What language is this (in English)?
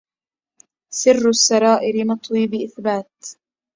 Arabic